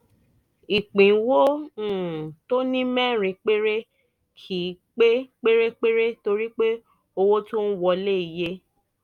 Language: Yoruba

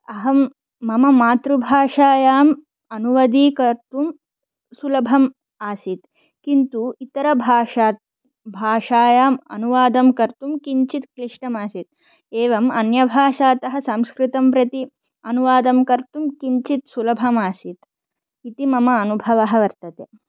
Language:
Sanskrit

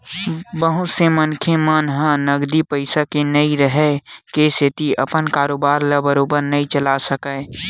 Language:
Chhattisgarhi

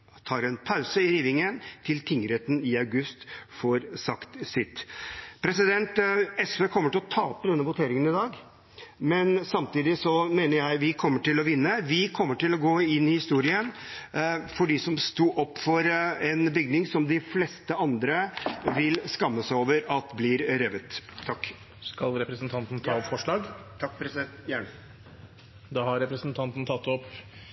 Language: Norwegian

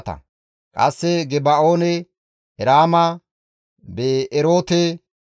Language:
Gamo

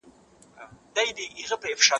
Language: Pashto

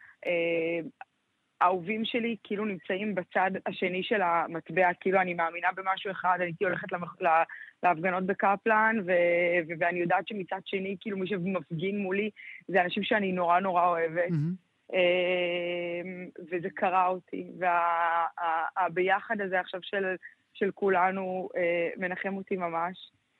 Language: Hebrew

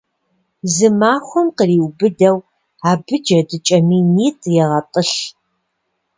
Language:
Kabardian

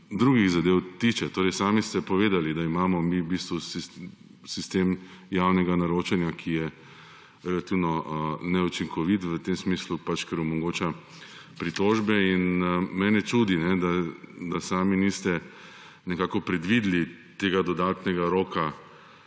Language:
Slovenian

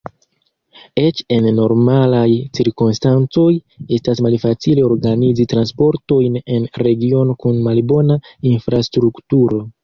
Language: Esperanto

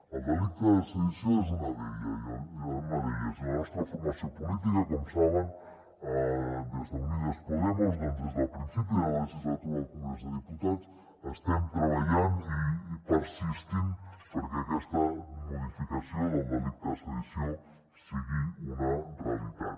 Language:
Catalan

